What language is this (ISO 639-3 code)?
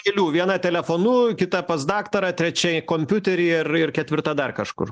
lit